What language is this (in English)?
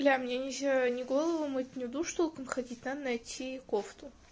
Russian